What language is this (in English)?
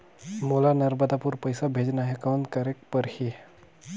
Chhattisgarhi